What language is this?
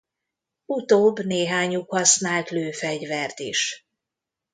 Hungarian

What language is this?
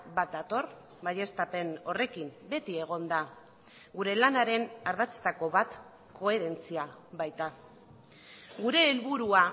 Basque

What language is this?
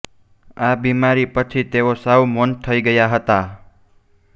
Gujarati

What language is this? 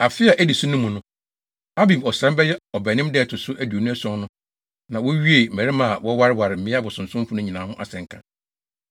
Akan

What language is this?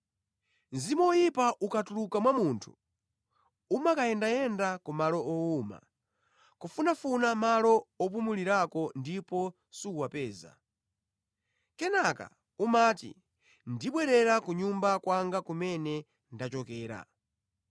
Nyanja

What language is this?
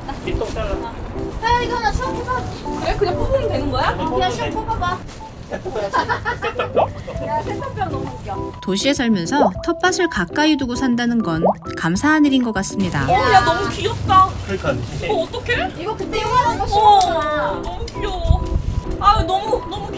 Korean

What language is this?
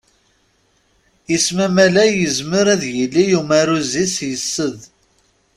Kabyle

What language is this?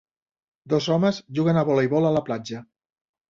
Catalan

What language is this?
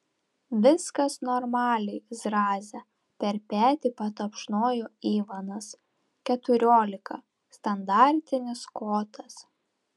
Lithuanian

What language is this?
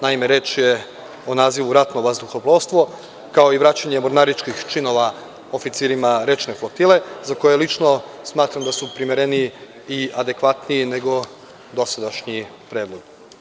Serbian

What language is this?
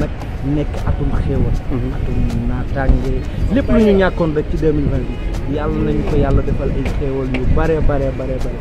Romanian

